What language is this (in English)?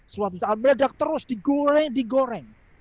Indonesian